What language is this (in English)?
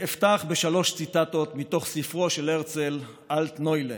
Hebrew